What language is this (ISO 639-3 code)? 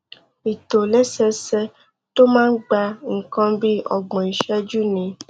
yor